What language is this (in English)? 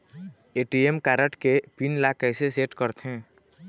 Chhattisgarhi